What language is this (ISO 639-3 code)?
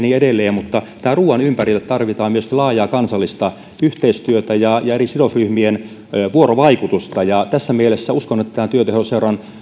fin